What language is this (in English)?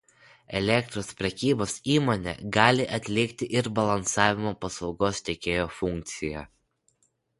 Lithuanian